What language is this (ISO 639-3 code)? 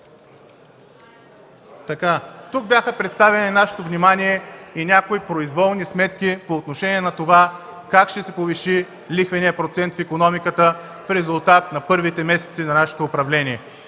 bul